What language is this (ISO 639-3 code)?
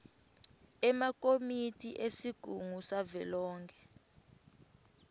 ssw